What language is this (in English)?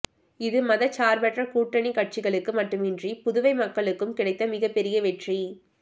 Tamil